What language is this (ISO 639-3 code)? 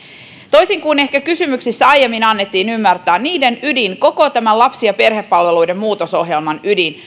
fin